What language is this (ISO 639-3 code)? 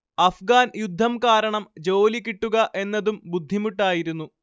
mal